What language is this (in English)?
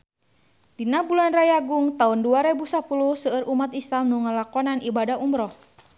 Sundanese